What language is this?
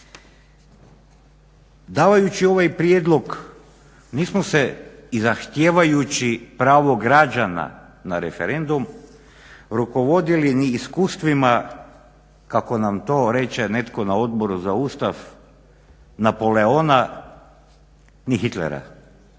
Croatian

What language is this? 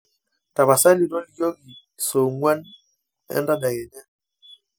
Masai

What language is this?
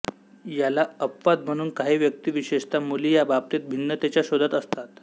Marathi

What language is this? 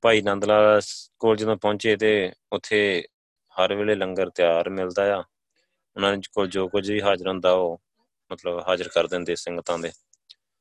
Punjabi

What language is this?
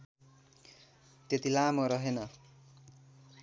Nepali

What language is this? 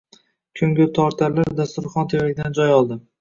Uzbek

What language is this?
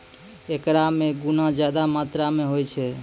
Maithili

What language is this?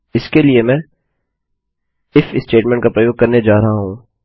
Hindi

